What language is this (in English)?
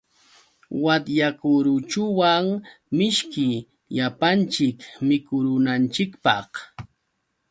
Yauyos Quechua